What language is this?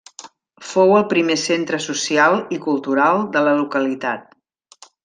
Catalan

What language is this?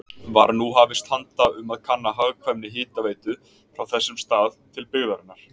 Icelandic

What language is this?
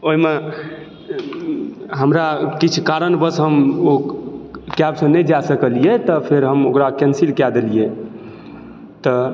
Maithili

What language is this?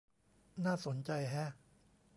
Thai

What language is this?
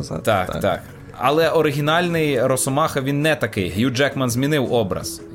Ukrainian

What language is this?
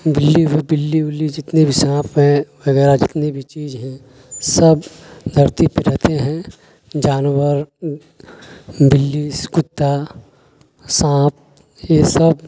Urdu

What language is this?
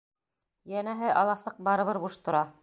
Bashkir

